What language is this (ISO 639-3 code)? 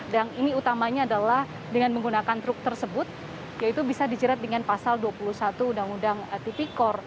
ind